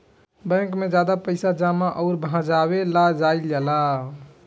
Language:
Bhojpuri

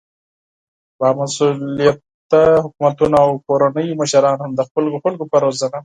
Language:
Pashto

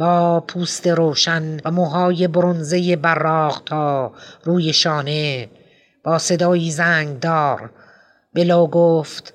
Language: Persian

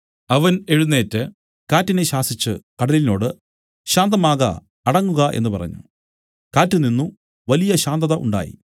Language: Malayalam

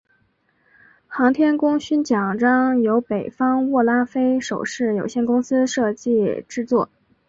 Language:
Chinese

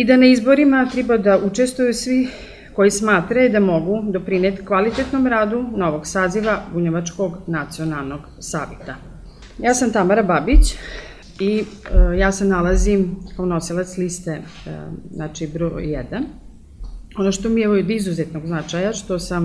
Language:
Croatian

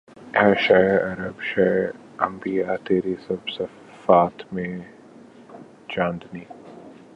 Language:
Urdu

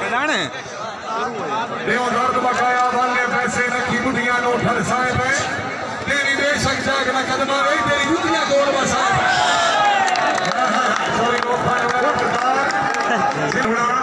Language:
Hindi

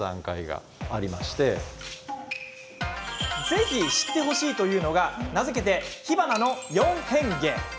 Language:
Japanese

